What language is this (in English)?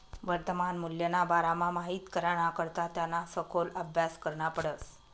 Marathi